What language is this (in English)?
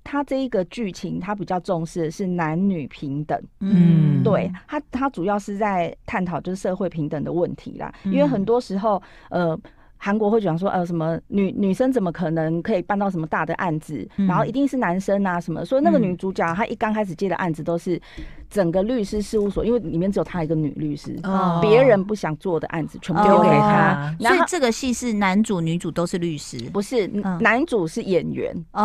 Chinese